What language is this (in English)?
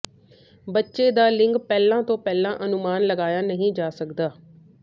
Punjabi